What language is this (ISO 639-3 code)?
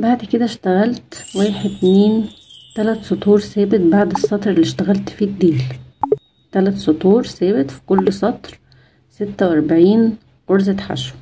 ara